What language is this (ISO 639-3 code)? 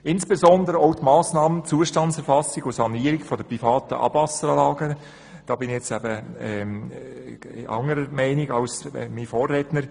gsw